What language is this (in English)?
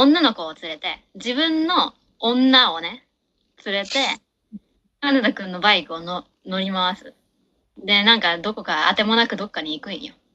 Japanese